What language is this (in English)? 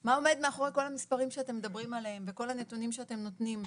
Hebrew